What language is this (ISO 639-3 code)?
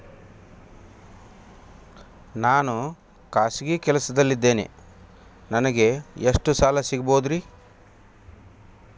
kan